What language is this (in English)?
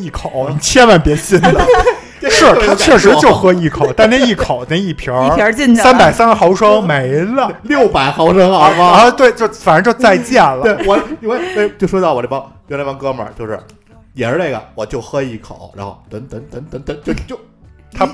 Chinese